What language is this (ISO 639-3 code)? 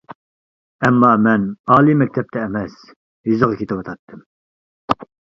uig